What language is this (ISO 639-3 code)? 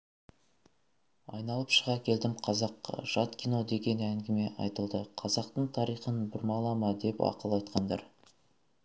kaz